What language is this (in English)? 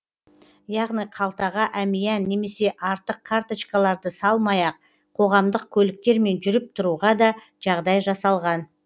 Kazakh